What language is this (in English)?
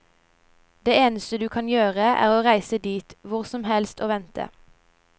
Norwegian